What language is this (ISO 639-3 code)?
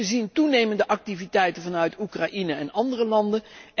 nld